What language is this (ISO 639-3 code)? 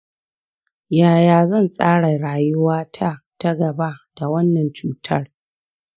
hau